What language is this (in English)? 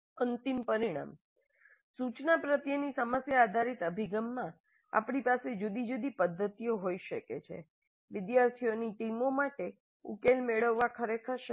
Gujarati